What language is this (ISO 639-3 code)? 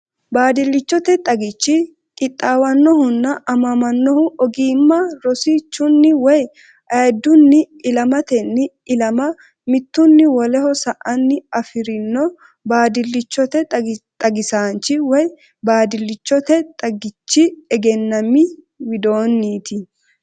sid